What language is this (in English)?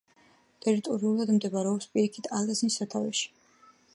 Georgian